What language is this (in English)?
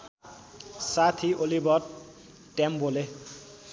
Nepali